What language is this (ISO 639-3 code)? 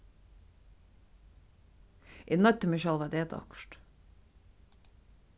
fao